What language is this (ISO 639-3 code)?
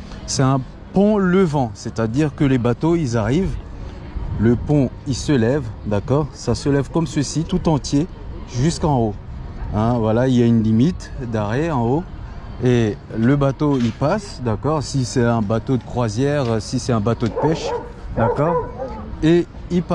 fra